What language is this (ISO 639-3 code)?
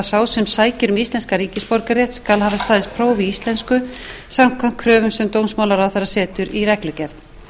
isl